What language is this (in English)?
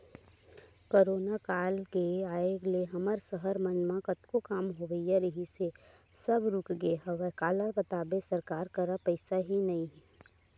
Chhattisgarhi